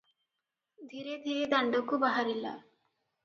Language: Odia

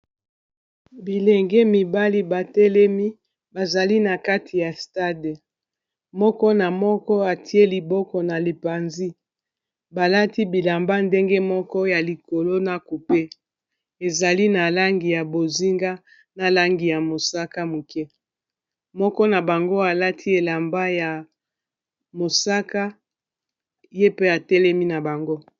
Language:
Lingala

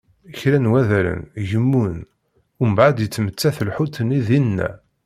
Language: Kabyle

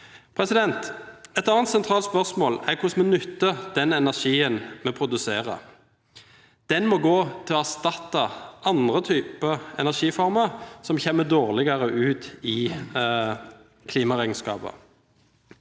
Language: Norwegian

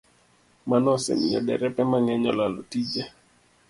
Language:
Luo (Kenya and Tanzania)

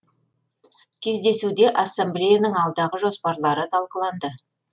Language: Kazakh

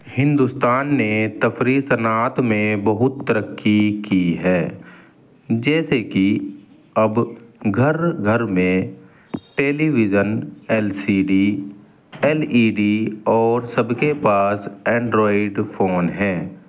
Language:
Urdu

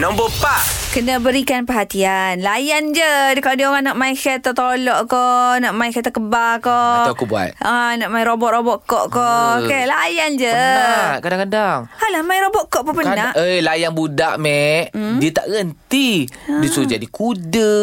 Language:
Malay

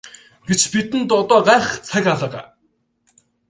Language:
Mongolian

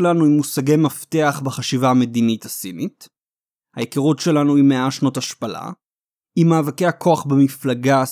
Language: Hebrew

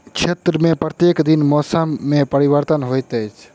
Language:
Maithili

